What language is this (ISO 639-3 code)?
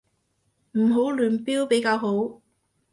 yue